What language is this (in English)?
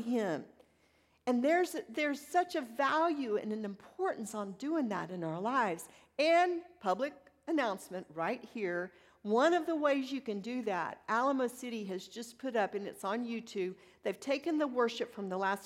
English